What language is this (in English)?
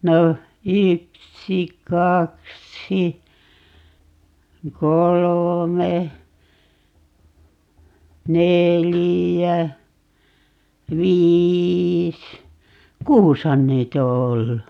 Finnish